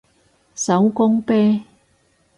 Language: Cantonese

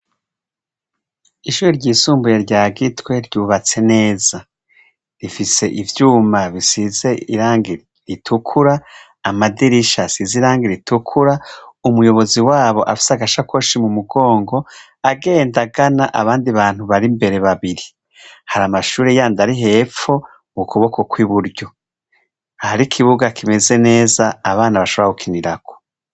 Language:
Rundi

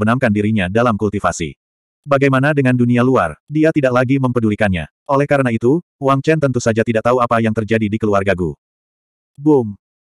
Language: Indonesian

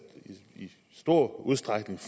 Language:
Danish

